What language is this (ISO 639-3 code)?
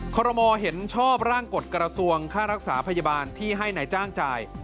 tha